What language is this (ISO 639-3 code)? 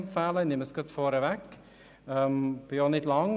gsw